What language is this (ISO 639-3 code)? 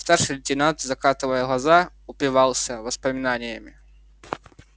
rus